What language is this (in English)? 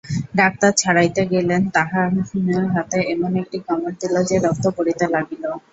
Bangla